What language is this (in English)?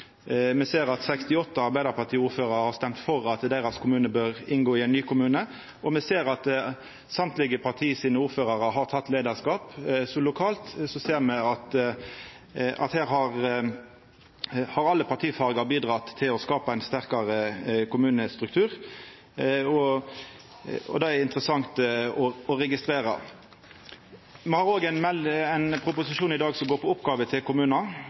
Norwegian Nynorsk